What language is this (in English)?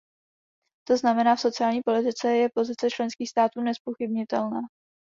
Czech